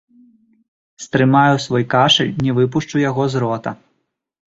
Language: Belarusian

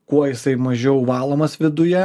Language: Lithuanian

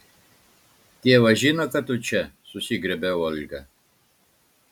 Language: Lithuanian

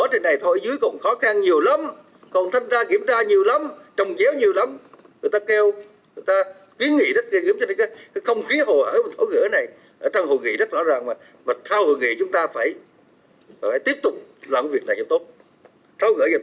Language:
Vietnamese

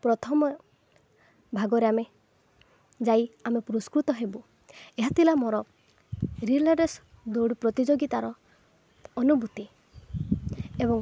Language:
Odia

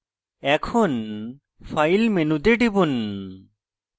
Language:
Bangla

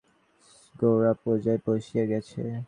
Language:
Bangla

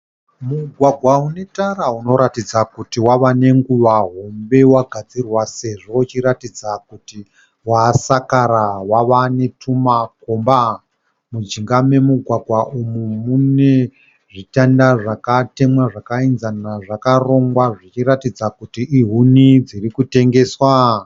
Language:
Shona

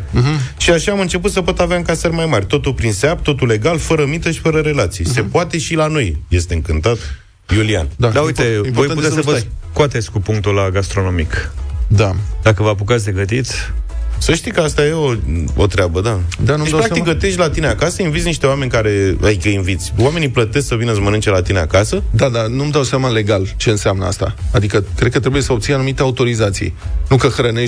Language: Romanian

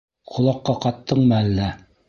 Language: Bashkir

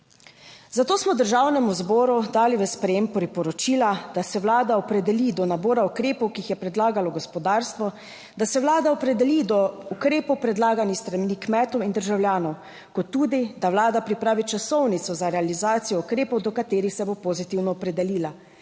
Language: Slovenian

